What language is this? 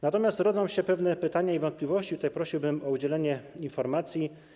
Polish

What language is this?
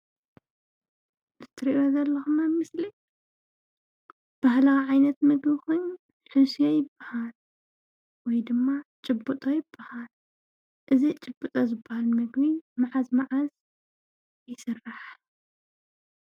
Tigrinya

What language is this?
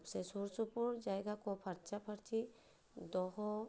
Santali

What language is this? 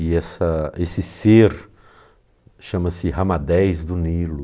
Portuguese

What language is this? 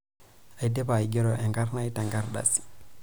Masai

